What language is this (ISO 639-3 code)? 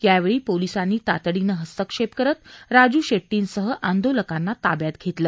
mar